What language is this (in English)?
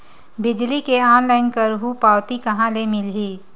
Chhattisgarhi